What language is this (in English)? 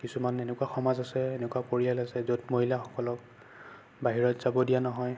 Assamese